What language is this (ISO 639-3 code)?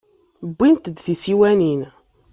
kab